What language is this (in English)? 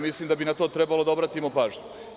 Serbian